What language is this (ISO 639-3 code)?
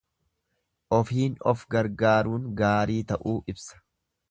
orm